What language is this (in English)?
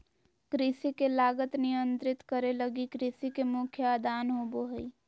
Magahi